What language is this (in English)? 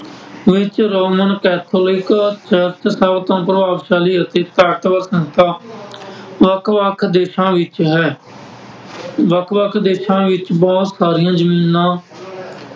Punjabi